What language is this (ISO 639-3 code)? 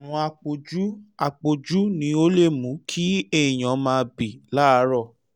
yor